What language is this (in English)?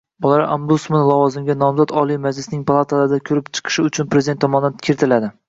Uzbek